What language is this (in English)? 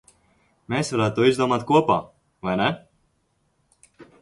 Latvian